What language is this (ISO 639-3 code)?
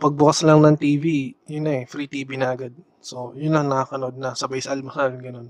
fil